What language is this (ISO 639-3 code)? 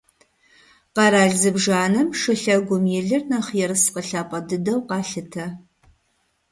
kbd